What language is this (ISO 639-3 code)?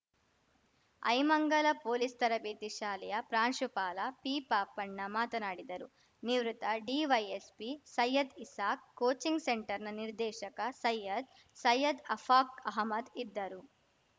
kan